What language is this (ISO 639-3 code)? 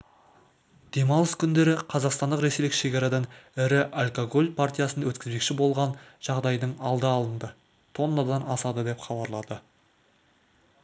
kaz